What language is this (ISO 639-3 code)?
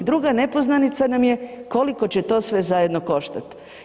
hrv